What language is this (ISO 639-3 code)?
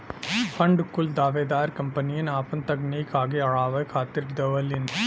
bho